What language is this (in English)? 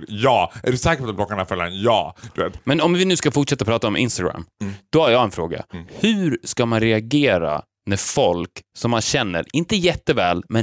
Swedish